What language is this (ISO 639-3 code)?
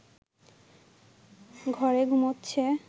ben